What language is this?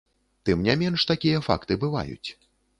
Belarusian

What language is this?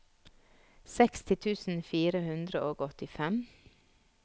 Norwegian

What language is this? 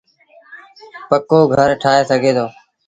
Sindhi Bhil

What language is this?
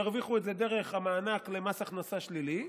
Hebrew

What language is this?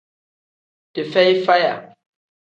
Tem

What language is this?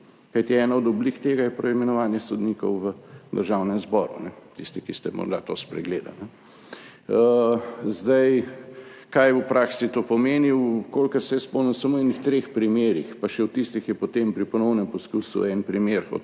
Slovenian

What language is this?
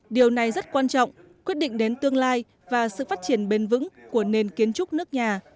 Vietnamese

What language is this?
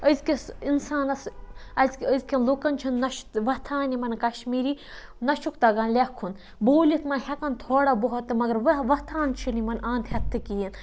Kashmiri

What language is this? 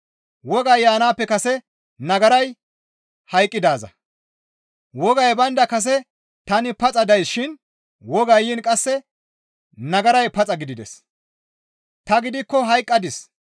Gamo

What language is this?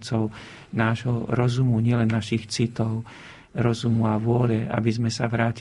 Slovak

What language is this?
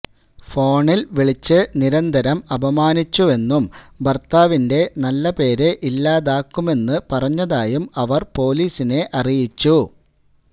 Malayalam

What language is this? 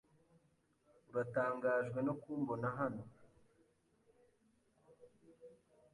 Kinyarwanda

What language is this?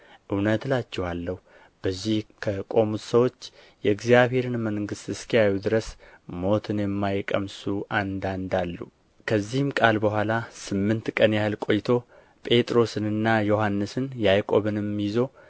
Amharic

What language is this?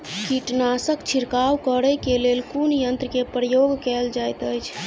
Maithili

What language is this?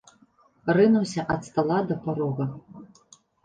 Belarusian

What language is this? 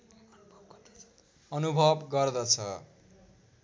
Nepali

